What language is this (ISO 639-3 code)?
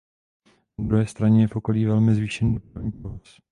ces